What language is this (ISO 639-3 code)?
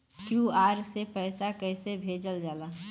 bho